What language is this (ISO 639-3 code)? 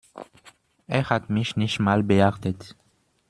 deu